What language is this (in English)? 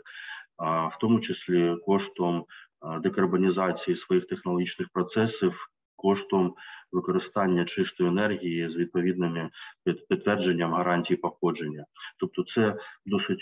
Ukrainian